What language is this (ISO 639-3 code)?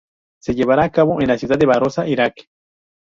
spa